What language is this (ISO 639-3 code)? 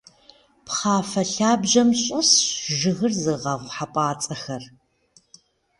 kbd